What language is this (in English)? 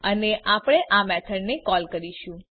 Gujarati